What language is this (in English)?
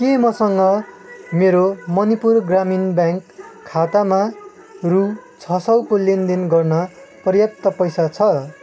Nepali